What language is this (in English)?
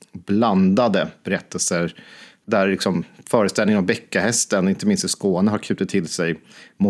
Swedish